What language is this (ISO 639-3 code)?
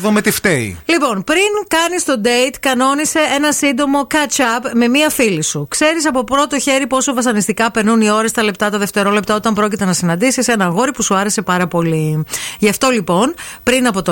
ell